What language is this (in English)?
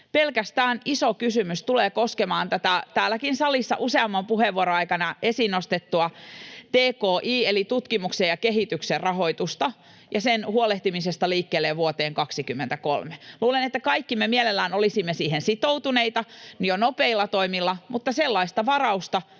Finnish